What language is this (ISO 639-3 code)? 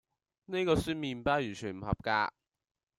yue